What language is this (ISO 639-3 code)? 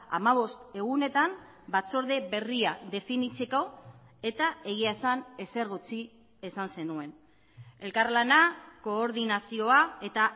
eus